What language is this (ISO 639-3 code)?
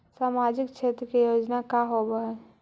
mag